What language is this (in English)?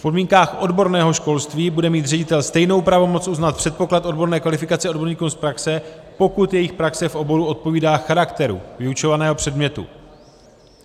Czech